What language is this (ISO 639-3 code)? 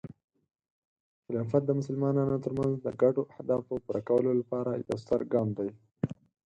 pus